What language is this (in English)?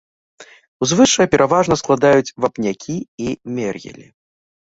Belarusian